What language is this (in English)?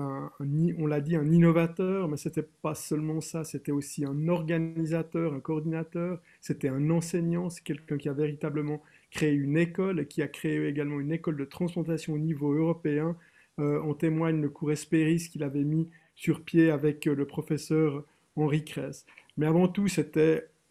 French